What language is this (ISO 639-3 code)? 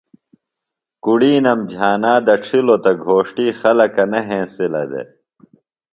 phl